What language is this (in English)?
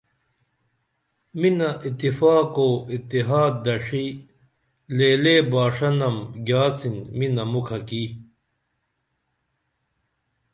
Dameli